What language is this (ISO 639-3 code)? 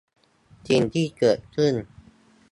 tha